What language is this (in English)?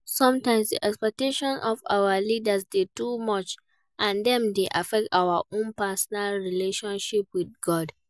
Nigerian Pidgin